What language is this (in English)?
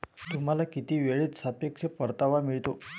Marathi